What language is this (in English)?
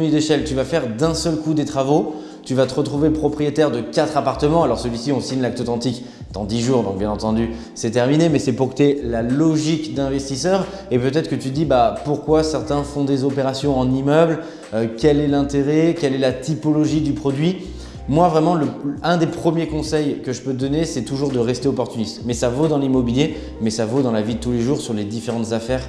French